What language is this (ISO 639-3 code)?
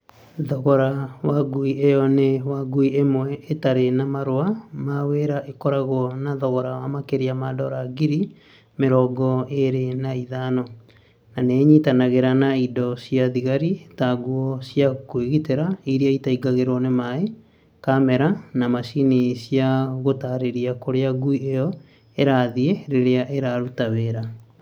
kik